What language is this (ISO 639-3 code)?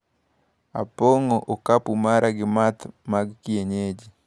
luo